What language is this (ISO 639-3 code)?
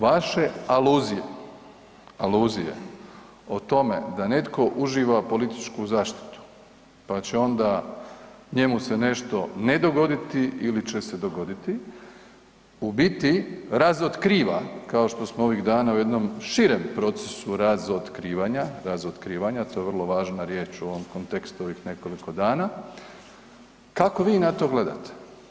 hrv